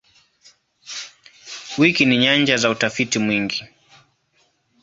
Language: Swahili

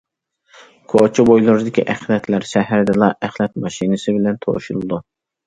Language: Uyghur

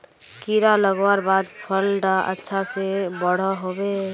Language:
Magahi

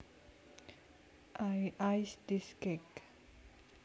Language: Javanese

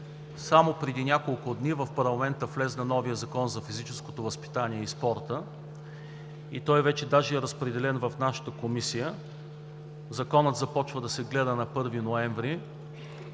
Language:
Bulgarian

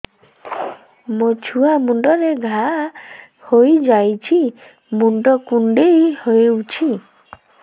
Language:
Odia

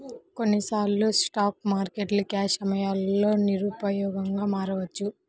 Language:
Telugu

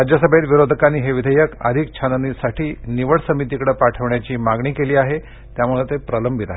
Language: Marathi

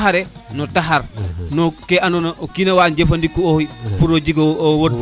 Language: Serer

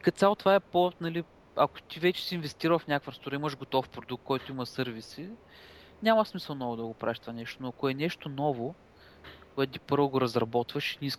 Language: Bulgarian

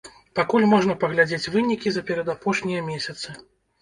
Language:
Belarusian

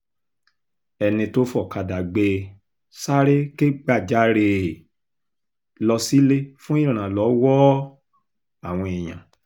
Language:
Yoruba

